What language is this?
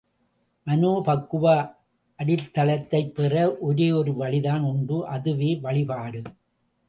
Tamil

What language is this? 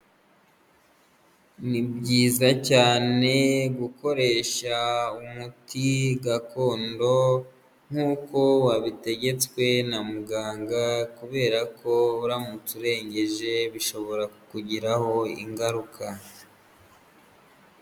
Kinyarwanda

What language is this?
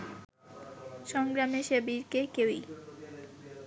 Bangla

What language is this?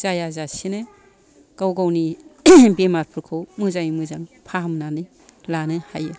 Bodo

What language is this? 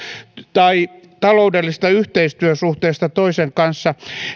Finnish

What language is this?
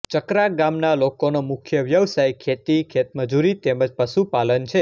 Gujarati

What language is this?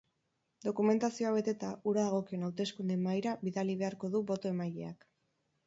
Basque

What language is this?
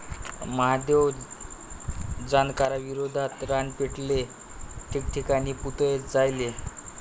Marathi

